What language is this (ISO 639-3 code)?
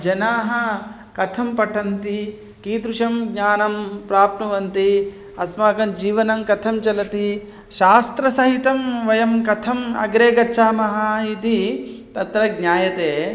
san